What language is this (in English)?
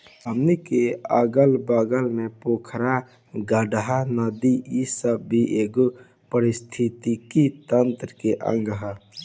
Bhojpuri